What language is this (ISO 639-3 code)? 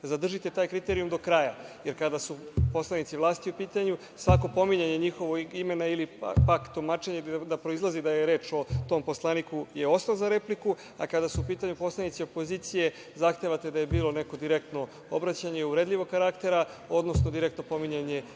srp